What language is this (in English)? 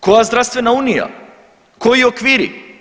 Croatian